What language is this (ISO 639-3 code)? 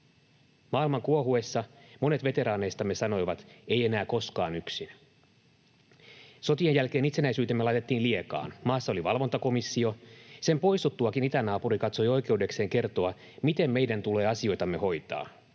fin